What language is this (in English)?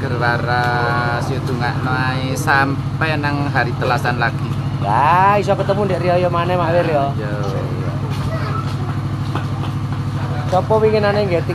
Indonesian